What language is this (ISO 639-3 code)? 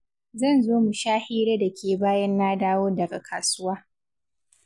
hau